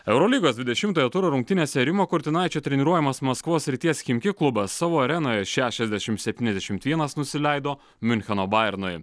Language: Lithuanian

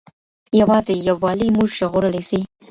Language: Pashto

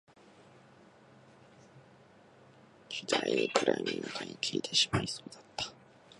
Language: Japanese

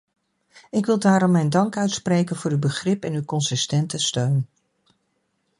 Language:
Dutch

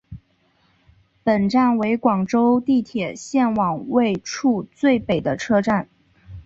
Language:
Chinese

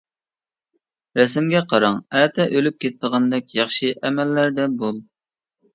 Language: Uyghur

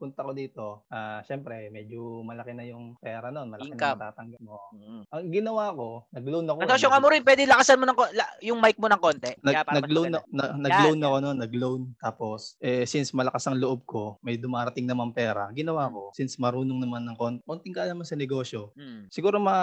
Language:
Filipino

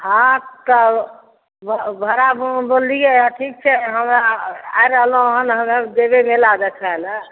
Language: Maithili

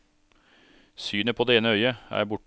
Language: Norwegian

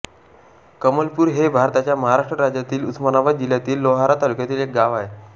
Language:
Marathi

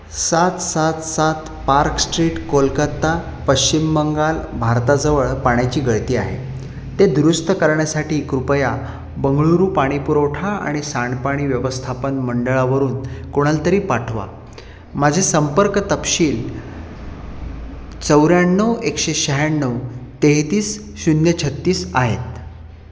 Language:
Marathi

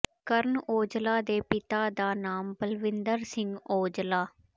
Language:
Punjabi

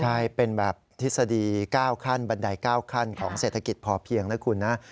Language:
Thai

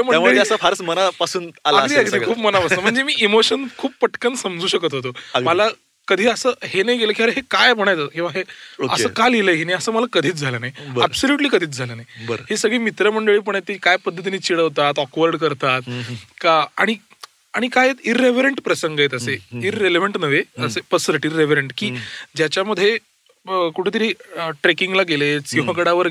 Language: Marathi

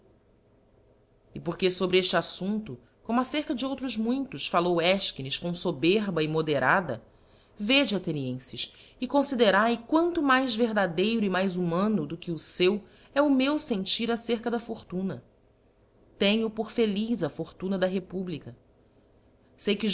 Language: Portuguese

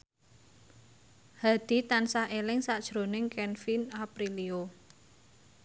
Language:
Javanese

